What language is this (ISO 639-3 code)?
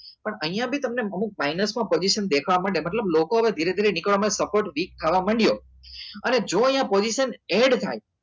guj